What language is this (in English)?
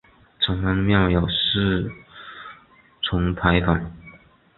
Chinese